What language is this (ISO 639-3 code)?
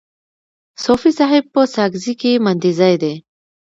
pus